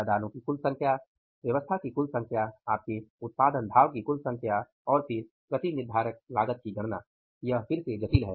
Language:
Hindi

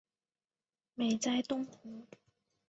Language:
Chinese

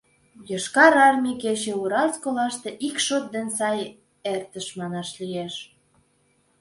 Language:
Mari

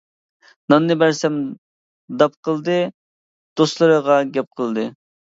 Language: Uyghur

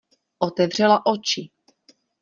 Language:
Czech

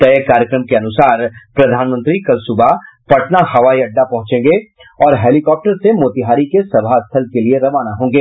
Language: Hindi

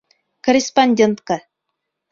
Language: Bashkir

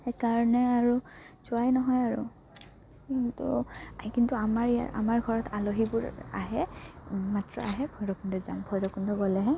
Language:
Assamese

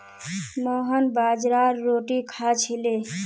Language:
Magahi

